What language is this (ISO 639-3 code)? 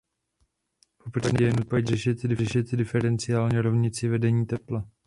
ces